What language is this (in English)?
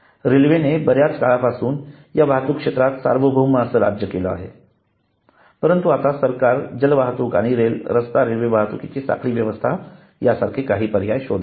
Marathi